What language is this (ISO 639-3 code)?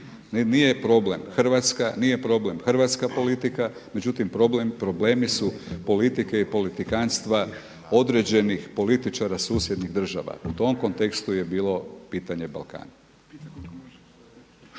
hrv